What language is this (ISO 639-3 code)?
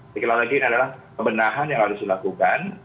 ind